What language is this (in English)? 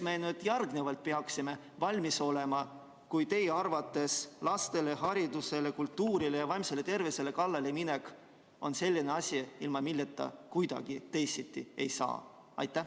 Estonian